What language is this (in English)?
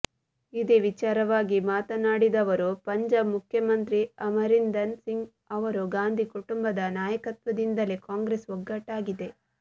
Kannada